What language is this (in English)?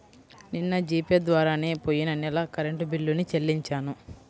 Telugu